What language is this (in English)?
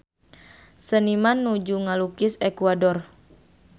Sundanese